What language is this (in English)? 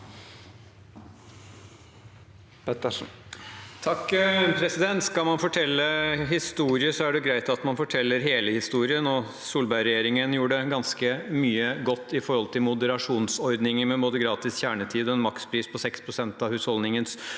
Norwegian